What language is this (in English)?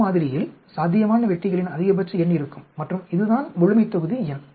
Tamil